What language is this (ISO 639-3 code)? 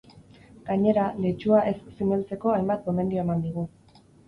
eus